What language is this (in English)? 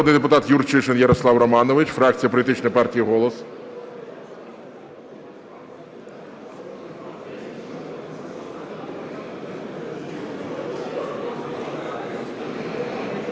Ukrainian